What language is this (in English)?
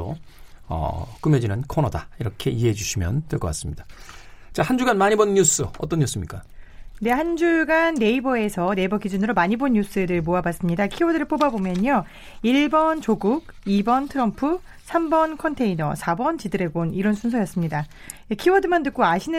Korean